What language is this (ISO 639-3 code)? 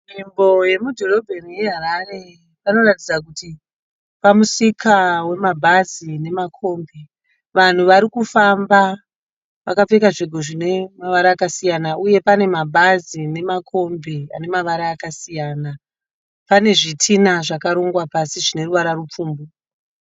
sna